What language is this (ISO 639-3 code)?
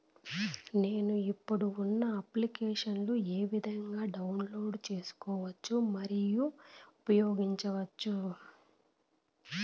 tel